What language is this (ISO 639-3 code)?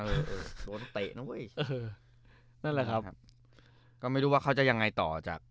tha